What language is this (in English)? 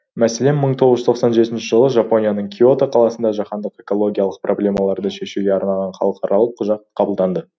Kazakh